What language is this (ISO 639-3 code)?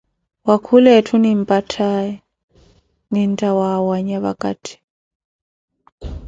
eko